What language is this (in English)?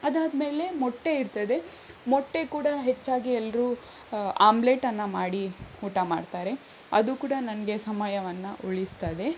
Kannada